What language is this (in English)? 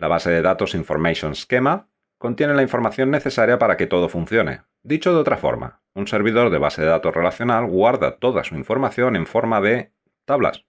Spanish